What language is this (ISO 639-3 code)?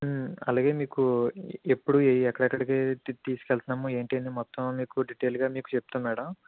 tel